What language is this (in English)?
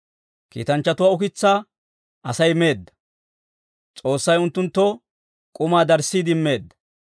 Dawro